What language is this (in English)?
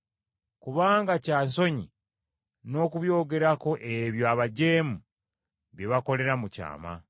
Ganda